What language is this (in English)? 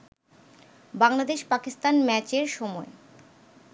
Bangla